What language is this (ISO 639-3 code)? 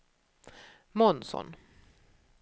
swe